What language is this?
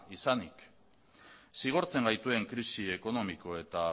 Basque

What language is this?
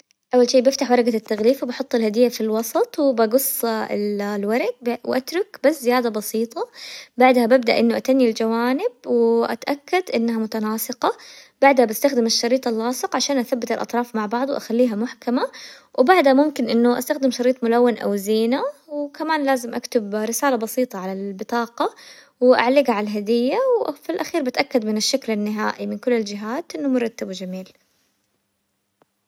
Hijazi Arabic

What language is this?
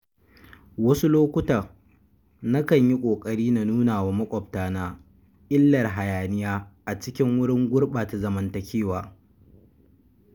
Hausa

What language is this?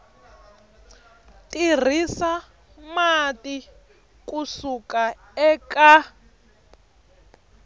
Tsonga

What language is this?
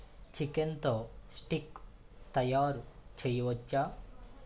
Telugu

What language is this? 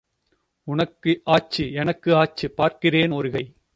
Tamil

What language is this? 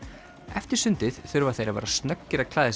Icelandic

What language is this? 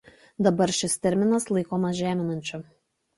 Lithuanian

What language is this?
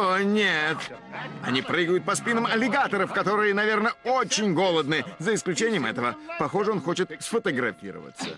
Russian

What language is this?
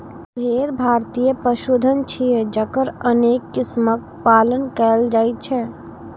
Maithili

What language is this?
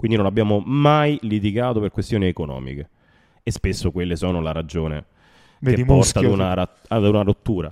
Italian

